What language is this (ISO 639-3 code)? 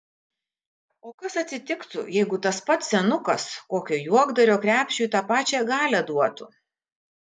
lit